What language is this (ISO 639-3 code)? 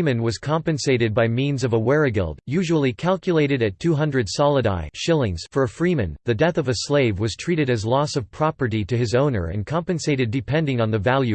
eng